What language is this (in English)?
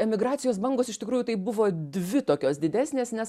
Lithuanian